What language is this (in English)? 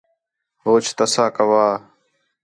Khetrani